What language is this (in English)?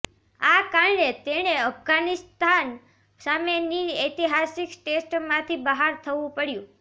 Gujarati